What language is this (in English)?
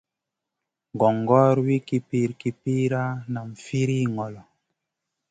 Masana